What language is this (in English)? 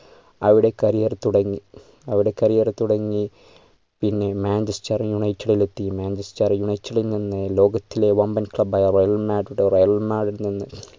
Malayalam